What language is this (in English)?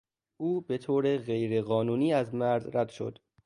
Persian